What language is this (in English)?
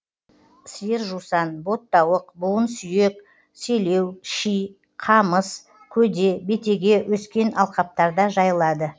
Kazakh